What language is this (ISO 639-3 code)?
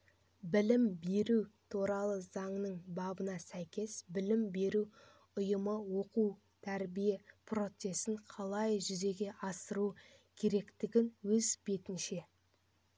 kaz